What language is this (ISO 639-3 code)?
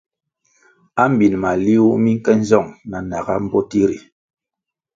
nmg